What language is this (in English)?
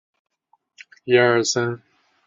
Chinese